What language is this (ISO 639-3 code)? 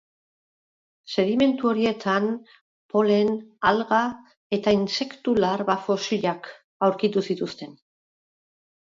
eus